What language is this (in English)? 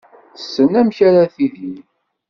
Kabyle